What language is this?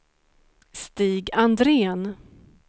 Swedish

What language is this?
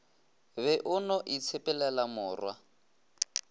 Northern Sotho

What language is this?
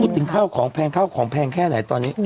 Thai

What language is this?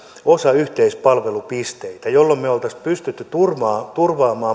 Finnish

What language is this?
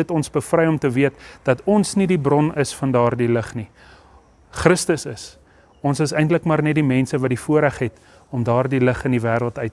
Dutch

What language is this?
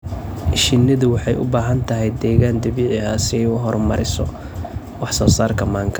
Somali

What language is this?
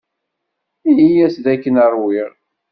Kabyle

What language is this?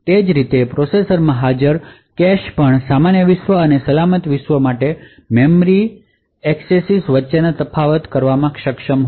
Gujarati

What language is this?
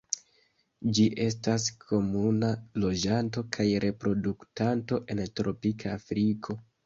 Esperanto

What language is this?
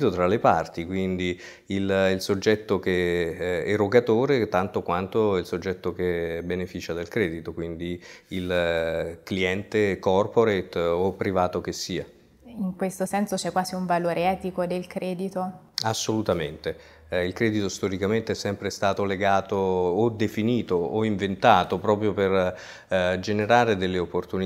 Italian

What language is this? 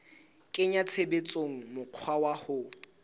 Southern Sotho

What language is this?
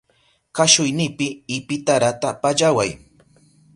Southern Pastaza Quechua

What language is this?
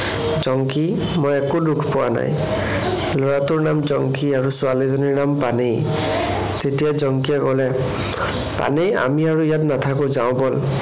Assamese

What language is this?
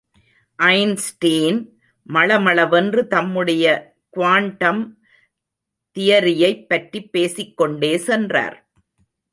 Tamil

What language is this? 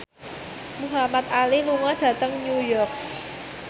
Javanese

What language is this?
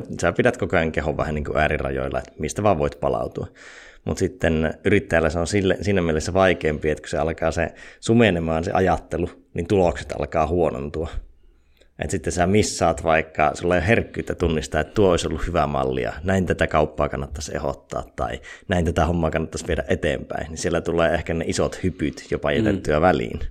Finnish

